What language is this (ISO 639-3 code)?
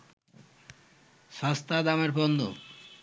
ben